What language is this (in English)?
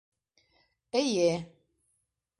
Bashkir